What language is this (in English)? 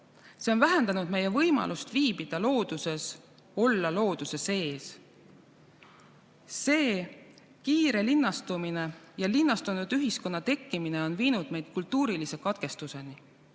Estonian